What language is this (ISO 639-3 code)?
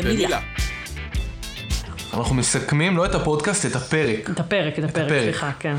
heb